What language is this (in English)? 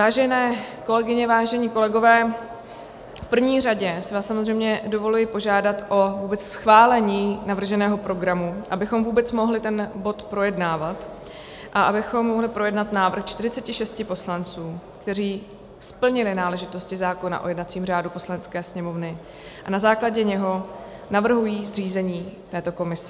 Czech